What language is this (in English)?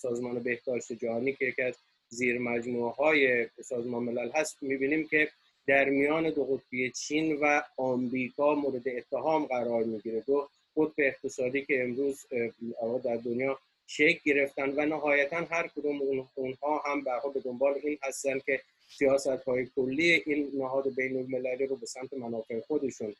Persian